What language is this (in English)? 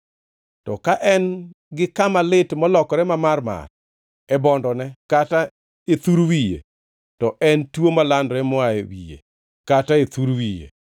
Luo (Kenya and Tanzania)